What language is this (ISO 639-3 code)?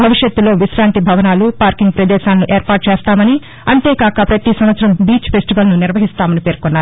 tel